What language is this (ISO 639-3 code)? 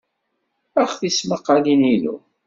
kab